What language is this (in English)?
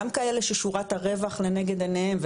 Hebrew